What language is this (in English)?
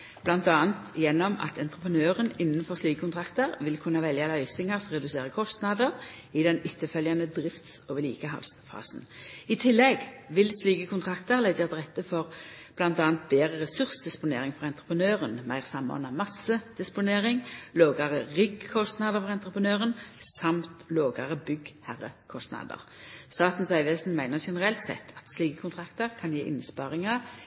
Norwegian Nynorsk